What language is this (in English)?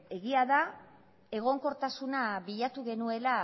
Basque